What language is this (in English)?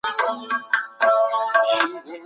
Pashto